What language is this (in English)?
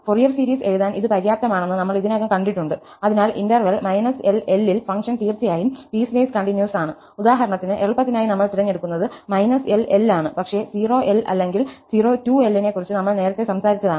Malayalam